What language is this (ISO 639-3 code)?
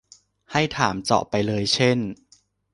tha